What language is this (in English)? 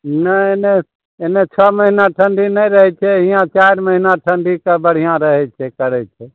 Maithili